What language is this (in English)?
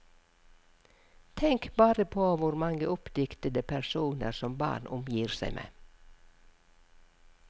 Norwegian